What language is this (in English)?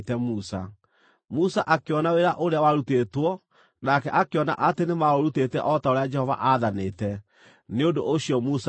Kikuyu